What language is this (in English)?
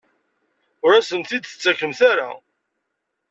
Kabyle